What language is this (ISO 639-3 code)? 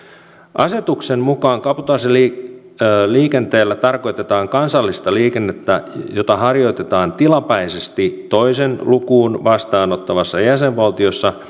fin